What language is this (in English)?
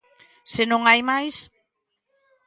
Galician